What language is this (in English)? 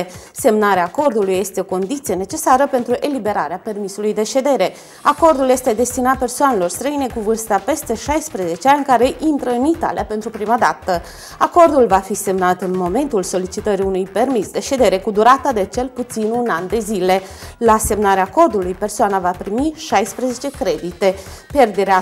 Romanian